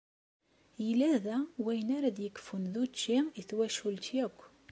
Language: Kabyle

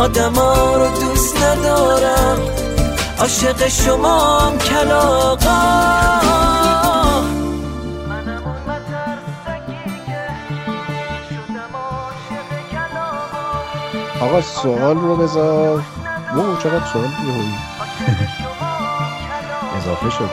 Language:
Persian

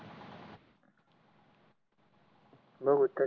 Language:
Marathi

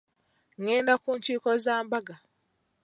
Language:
Ganda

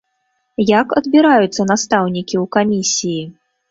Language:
Belarusian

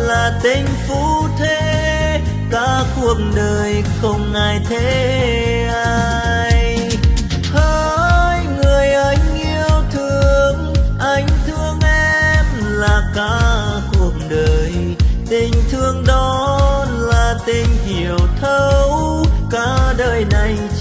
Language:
Vietnamese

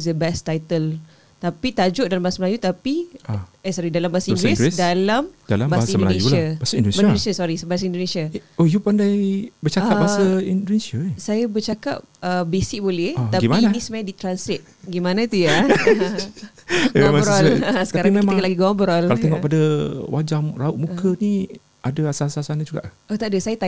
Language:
Malay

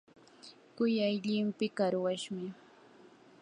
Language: Yanahuanca Pasco Quechua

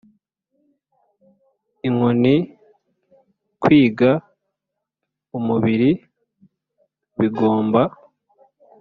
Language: Kinyarwanda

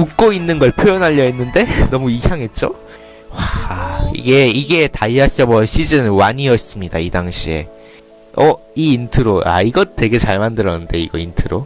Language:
Korean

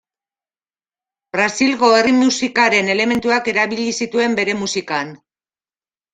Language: Basque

